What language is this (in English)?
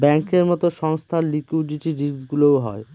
Bangla